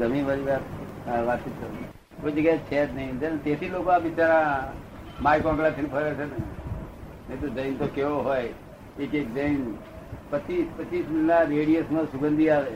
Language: Gujarati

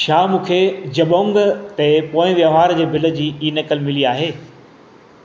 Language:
Sindhi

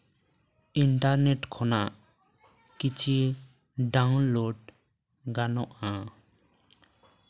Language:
Santali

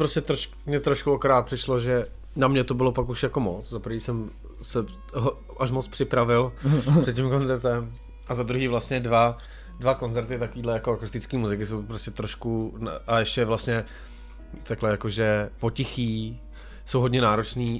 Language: Czech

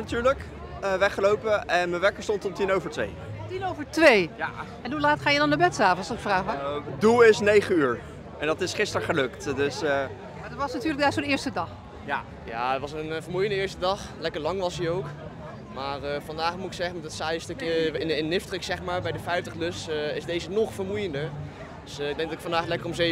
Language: Dutch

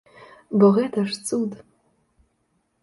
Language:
Belarusian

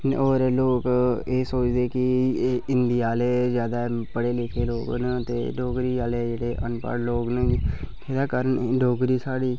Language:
Dogri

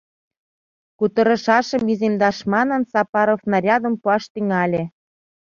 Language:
Mari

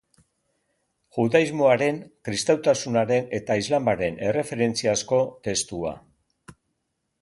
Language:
Basque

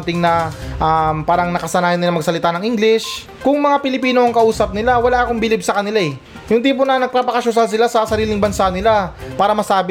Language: Filipino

